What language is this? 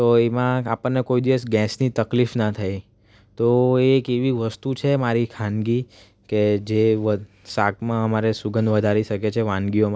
Gujarati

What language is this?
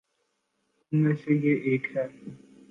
Urdu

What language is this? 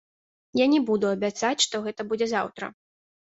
Belarusian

